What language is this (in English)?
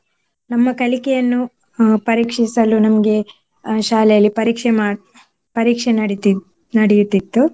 Kannada